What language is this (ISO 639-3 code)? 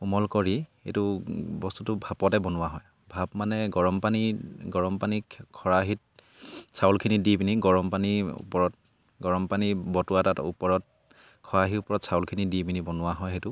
asm